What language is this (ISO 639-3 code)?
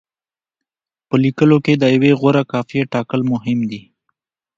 pus